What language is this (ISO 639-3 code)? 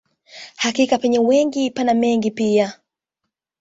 swa